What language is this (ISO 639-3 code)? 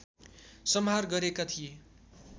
nep